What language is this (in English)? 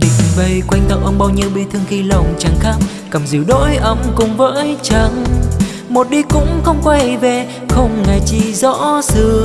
Vietnamese